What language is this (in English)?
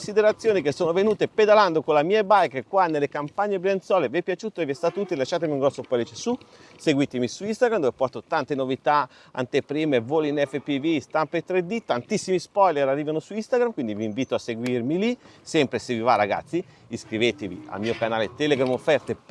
Italian